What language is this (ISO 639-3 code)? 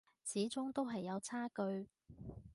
yue